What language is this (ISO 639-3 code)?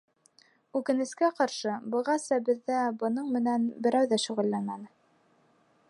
bak